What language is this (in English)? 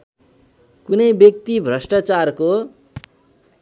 Nepali